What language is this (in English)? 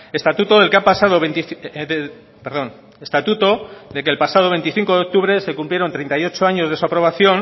Spanish